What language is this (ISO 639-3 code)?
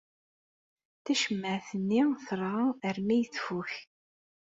kab